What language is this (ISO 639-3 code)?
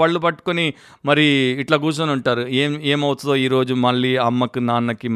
tel